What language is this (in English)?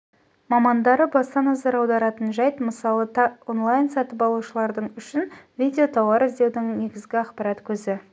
Kazakh